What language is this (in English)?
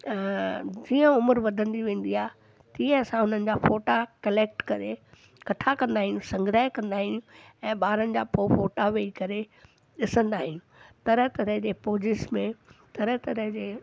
Sindhi